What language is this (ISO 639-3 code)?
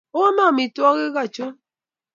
kln